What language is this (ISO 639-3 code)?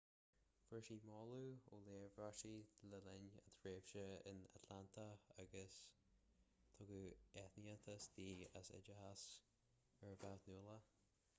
gle